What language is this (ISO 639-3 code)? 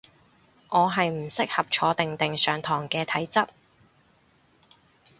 yue